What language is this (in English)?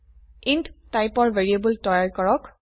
Assamese